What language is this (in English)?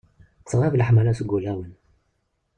Kabyle